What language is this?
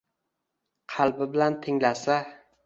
Uzbek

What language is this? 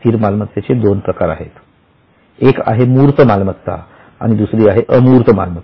Marathi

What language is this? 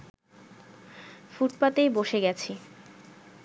Bangla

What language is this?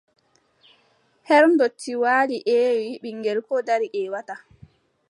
Adamawa Fulfulde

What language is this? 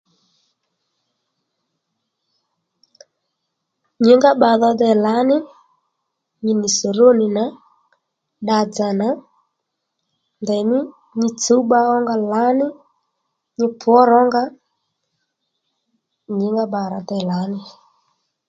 Lendu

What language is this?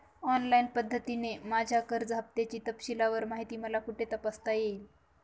Marathi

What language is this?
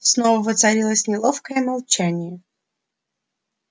Russian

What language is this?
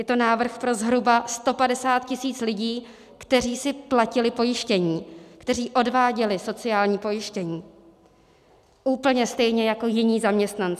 Czech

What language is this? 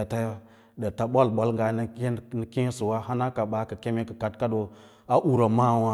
Lala-Roba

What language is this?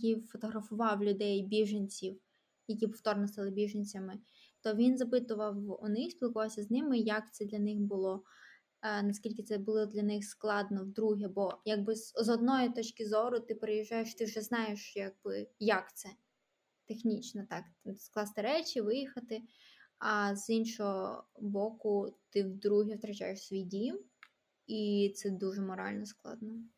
Ukrainian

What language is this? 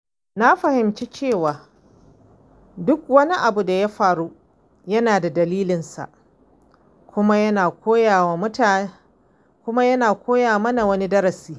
Hausa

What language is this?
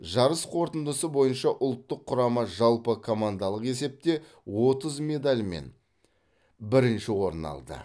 Kazakh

